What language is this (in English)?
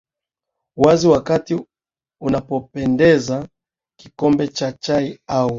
Swahili